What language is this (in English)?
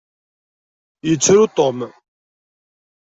Kabyle